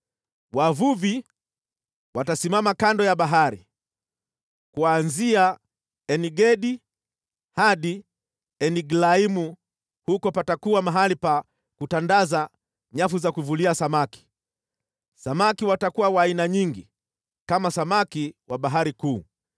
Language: Swahili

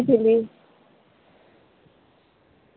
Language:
Odia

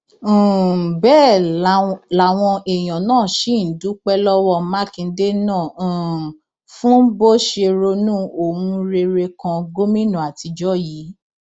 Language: Yoruba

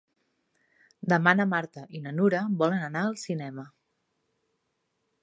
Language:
Catalan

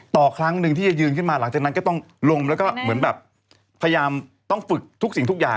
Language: Thai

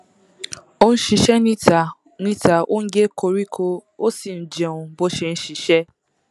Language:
Yoruba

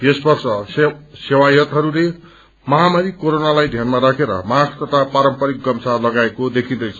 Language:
Nepali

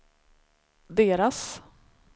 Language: Swedish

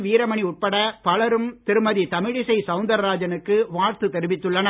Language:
Tamil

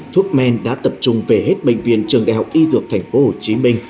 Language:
Vietnamese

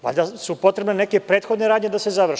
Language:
Serbian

